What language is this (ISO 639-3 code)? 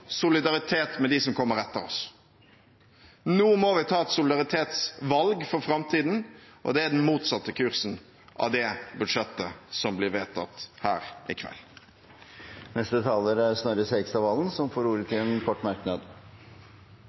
nob